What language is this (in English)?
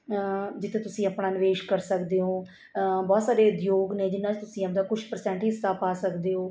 Punjabi